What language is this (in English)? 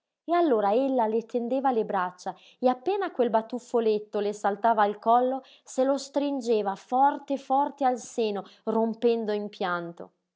Italian